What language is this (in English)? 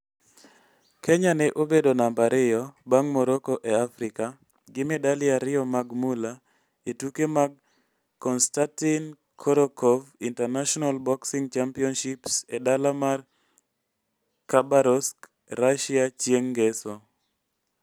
Luo (Kenya and Tanzania)